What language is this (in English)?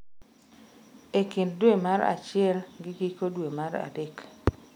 Luo (Kenya and Tanzania)